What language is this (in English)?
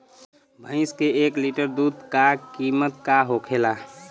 Bhojpuri